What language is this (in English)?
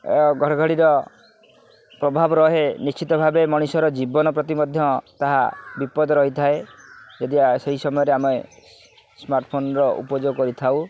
Odia